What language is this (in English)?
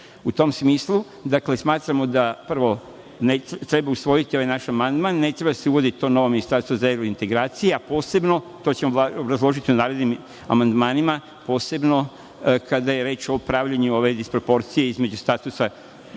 Serbian